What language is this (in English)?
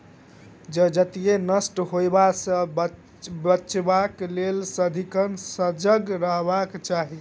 Maithili